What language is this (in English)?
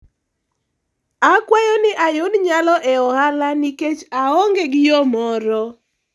Luo (Kenya and Tanzania)